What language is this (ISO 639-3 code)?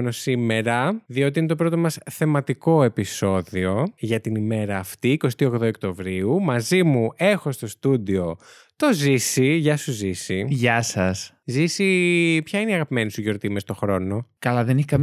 ell